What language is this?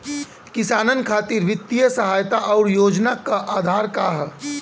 Bhojpuri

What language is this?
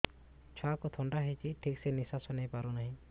Odia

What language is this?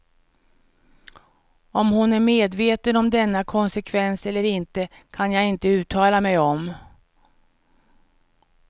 Swedish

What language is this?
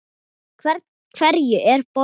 Icelandic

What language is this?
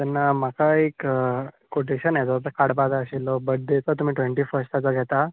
Konkani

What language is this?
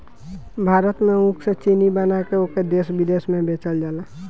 Bhojpuri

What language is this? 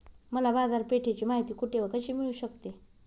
Marathi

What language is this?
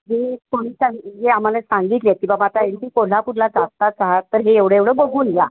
Marathi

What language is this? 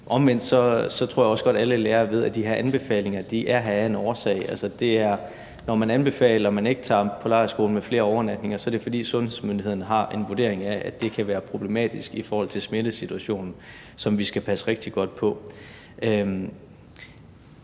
Danish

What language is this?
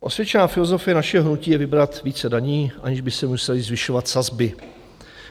Czech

